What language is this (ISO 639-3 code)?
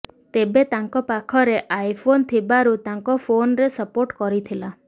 ori